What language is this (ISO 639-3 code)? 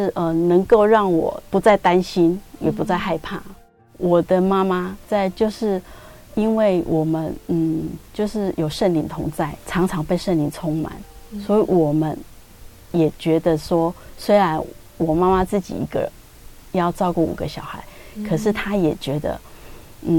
zho